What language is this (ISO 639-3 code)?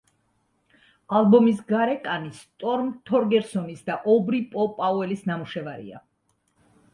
kat